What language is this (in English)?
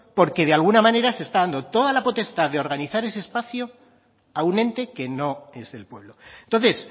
Spanish